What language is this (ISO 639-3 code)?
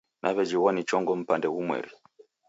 dav